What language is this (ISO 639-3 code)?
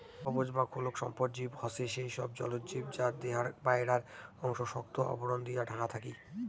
ben